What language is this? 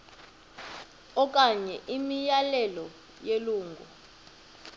Xhosa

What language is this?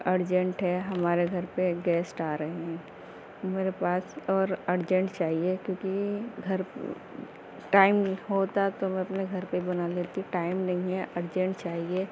Urdu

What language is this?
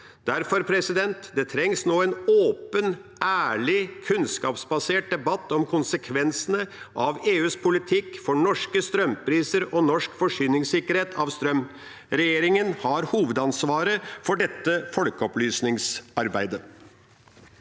Norwegian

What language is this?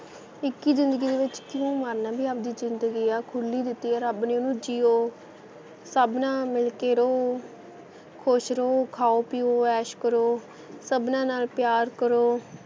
Punjabi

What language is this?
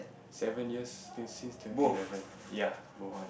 English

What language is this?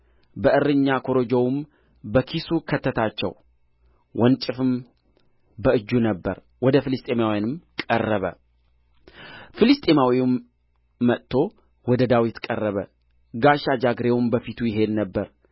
Amharic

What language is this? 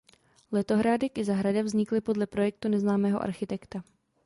Czech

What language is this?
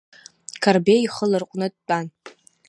Abkhazian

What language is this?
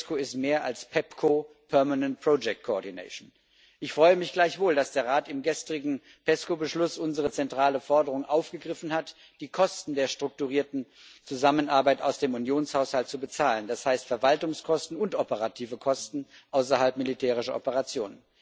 German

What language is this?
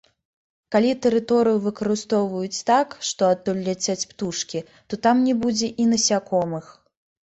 Belarusian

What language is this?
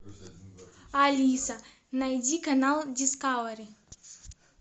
Russian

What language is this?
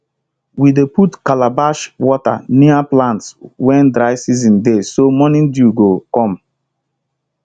Nigerian Pidgin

